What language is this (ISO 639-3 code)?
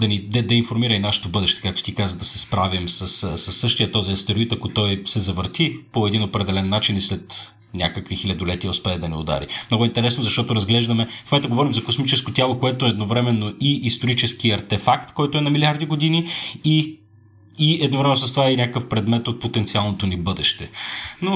bul